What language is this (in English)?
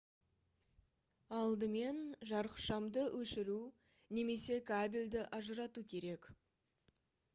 Kazakh